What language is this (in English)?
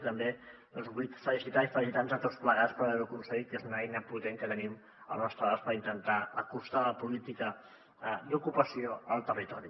Catalan